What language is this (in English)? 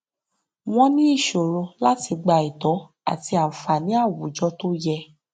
Yoruba